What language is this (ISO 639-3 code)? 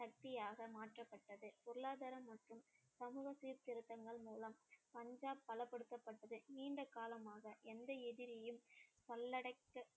tam